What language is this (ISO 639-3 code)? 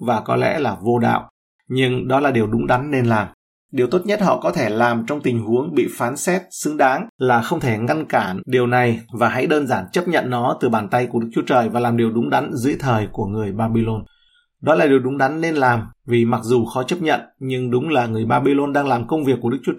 vie